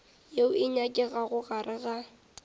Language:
Northern Sotho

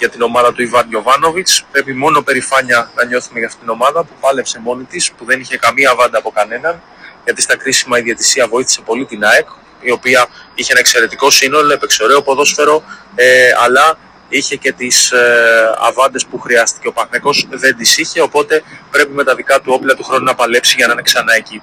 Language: Greek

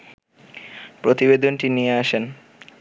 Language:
Bangla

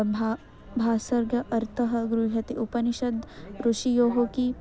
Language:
Sanskrit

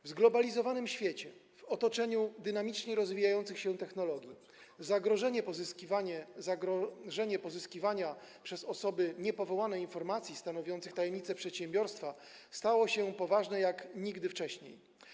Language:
Polish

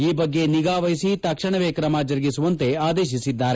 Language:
Kannada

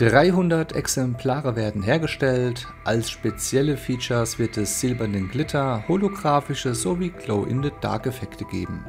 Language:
German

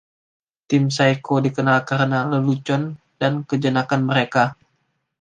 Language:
Indonesian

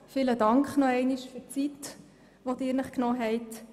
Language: Swiss German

